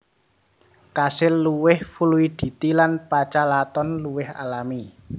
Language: Javanese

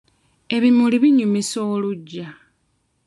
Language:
Ganda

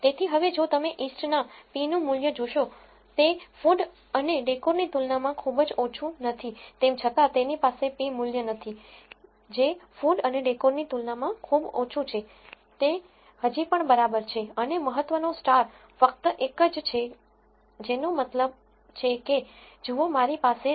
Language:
Gujarati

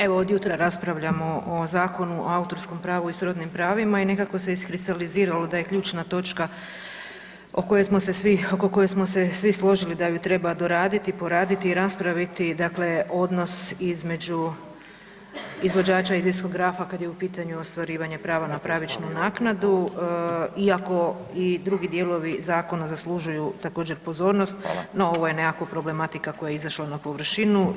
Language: Croatian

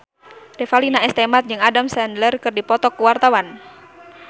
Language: Sundanese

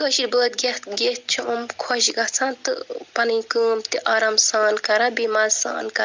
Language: Kashmiri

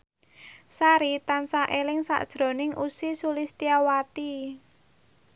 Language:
Javanese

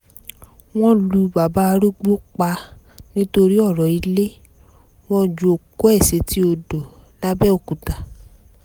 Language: Yoruba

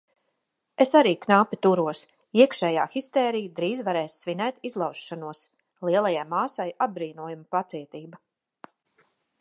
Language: Latvian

